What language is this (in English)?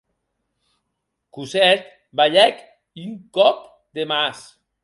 Occitan